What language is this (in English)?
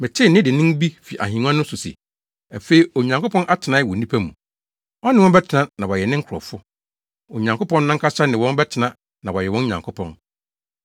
Akan